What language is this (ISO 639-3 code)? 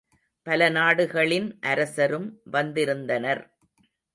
tam